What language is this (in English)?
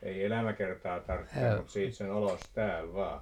Finnish